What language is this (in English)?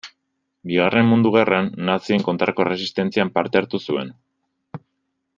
Basque